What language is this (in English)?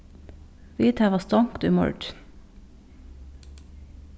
Faroese